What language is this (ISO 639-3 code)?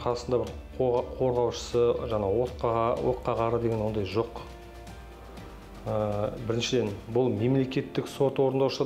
rus